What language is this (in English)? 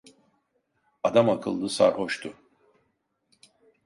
Turkish